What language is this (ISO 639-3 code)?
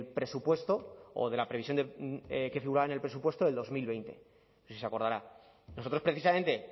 spa